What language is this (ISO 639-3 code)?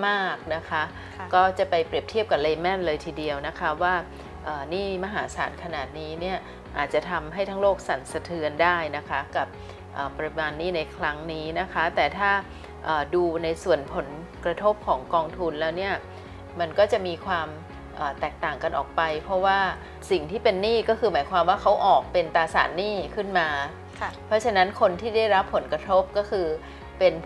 tha